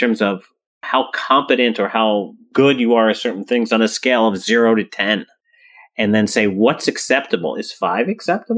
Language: English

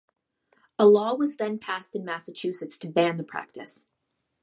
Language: English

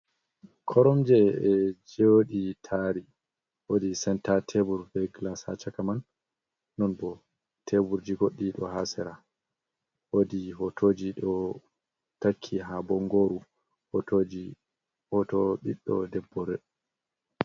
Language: Fula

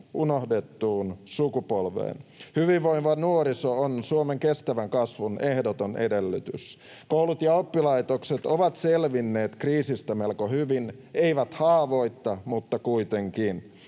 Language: Finnish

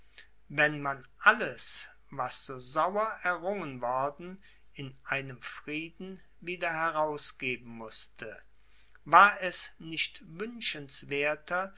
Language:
German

